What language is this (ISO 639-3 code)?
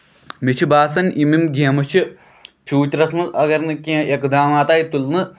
kas